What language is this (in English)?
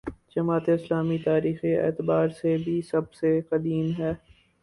Urdu